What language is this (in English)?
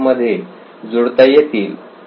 Marathi